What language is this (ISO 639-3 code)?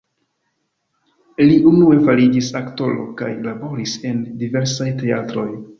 epo